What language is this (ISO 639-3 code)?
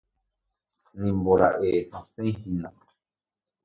grn